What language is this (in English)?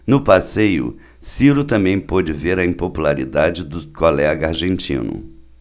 Portuguese